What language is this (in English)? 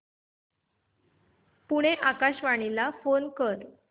Marathi